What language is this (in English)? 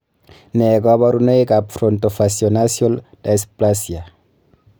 Kalenjin